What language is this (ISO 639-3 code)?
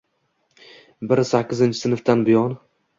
uzb